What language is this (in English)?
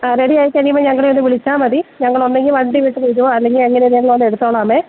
Malayalam